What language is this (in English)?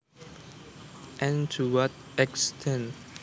Javanese